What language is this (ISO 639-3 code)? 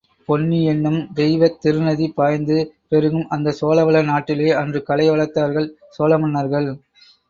tam